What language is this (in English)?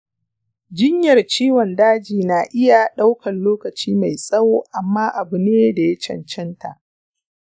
Hausa